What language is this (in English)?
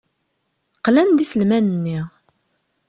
Kabyle